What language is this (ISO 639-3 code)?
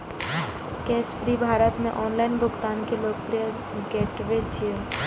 mai